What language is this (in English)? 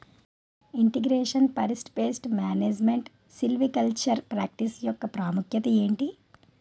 Telugu